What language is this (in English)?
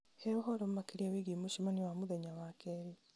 Kikuyu